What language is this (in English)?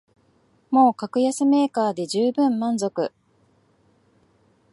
Japanese